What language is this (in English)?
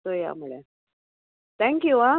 Konkani